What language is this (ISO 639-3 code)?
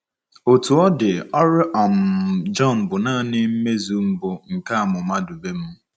ibo